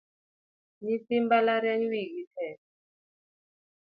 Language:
Luo (Kenya and Tanzania)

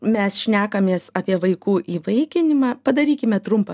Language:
Lithuanian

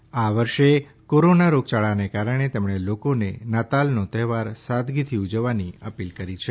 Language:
Gujarati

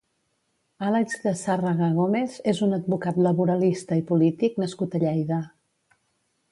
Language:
Catalan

